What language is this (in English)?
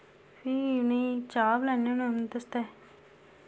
Dogri